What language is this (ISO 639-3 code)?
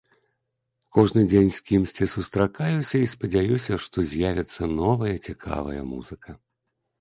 bel